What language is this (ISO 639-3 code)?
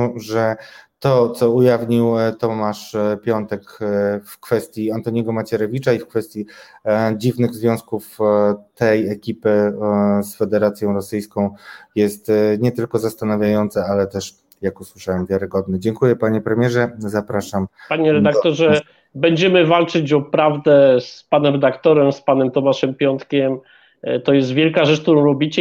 pol